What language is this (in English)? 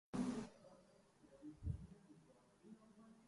Urdu